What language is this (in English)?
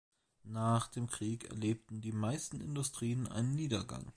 German